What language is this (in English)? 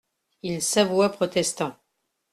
French